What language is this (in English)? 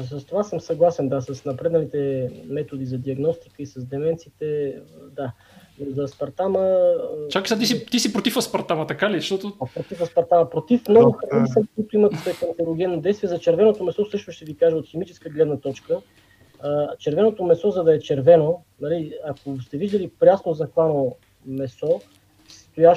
Bulgarian